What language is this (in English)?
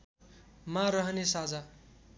Nepali